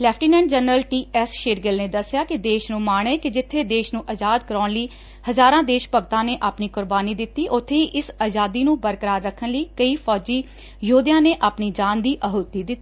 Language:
Punjabi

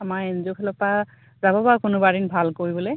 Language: Assamese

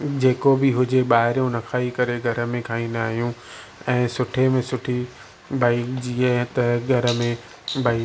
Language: Sindhi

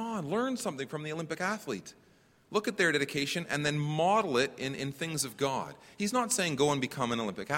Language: English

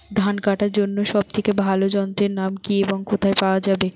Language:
Bangla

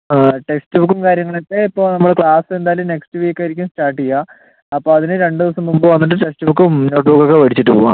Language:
Malayalam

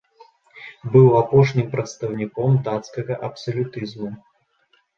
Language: Belarusian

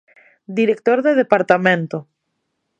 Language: Galician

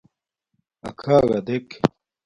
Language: Domaaki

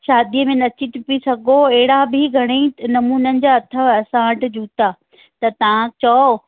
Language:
Sindhi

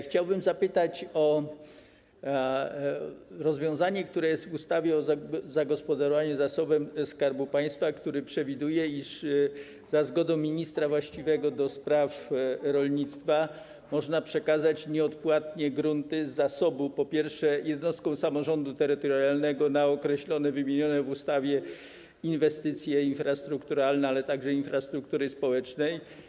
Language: Polish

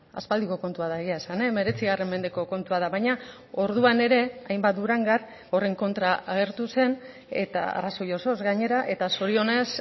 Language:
Basque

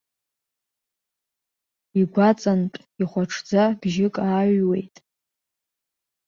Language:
Abkhazian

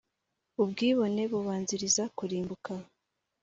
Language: Kinyarwanda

